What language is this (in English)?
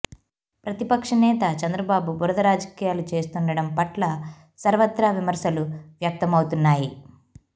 Telugu